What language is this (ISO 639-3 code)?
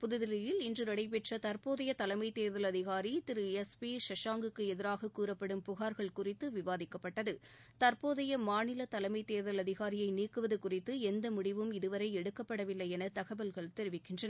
tam